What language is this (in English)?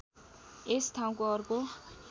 Nepali